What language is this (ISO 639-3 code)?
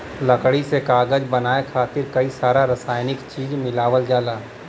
bho